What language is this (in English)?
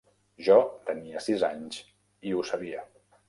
Catalan